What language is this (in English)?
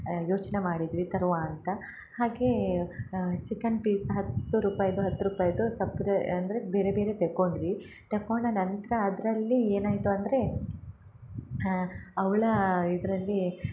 Kannada